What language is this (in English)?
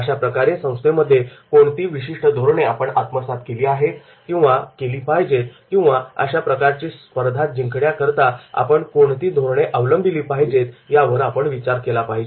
Marathi